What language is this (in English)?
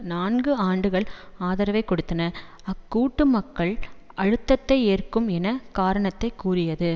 Tamil